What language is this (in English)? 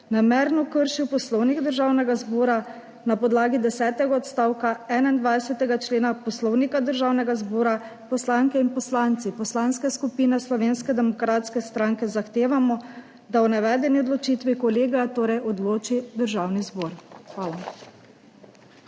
Slovenian